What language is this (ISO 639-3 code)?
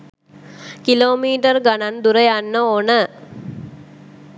sin